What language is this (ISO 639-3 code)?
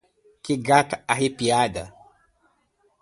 por